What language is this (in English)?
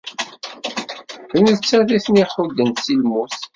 Kabyle